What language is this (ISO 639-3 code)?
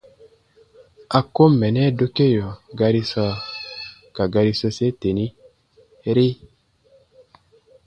bba